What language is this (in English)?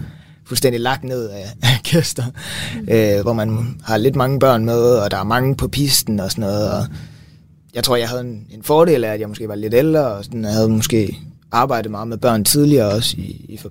Danish